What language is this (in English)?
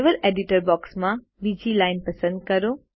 Gujarati